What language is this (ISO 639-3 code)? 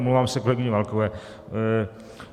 ces